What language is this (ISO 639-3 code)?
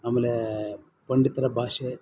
kan